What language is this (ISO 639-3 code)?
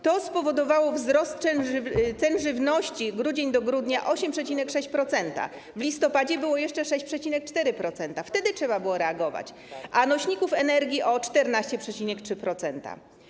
pol